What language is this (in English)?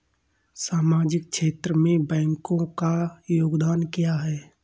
Hindi